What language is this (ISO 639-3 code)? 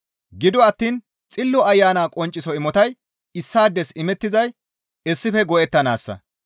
gmv